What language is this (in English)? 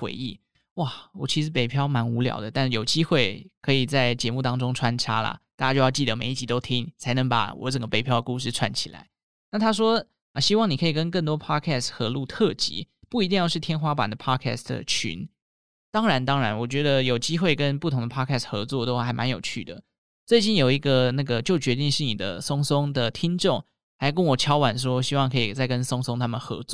Chinese